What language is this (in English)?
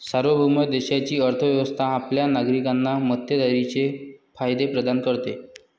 Marathi